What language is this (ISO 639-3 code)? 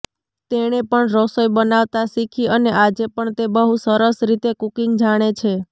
guj